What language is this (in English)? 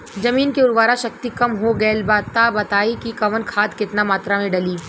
Bhojpuri